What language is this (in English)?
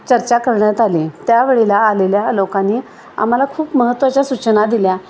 Marathi